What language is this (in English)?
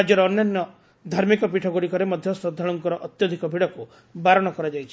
Odia